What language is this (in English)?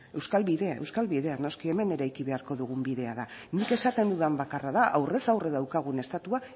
Basque